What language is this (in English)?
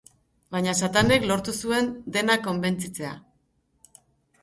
Basque